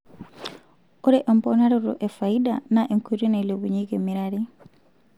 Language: Masai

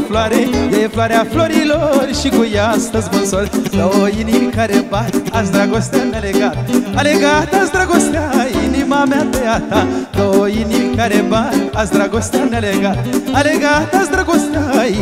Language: Romanian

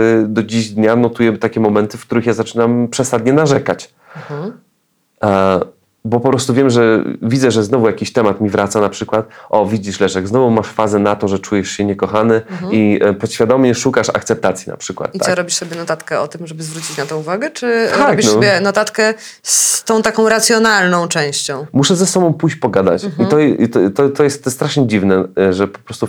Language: Polish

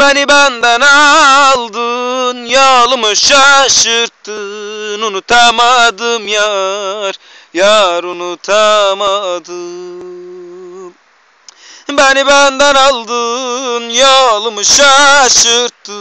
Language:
Italian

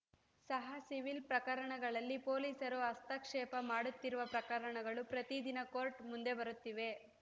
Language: Kannada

